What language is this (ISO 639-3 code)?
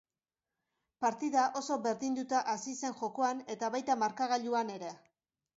eus